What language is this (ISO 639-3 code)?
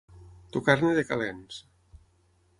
cat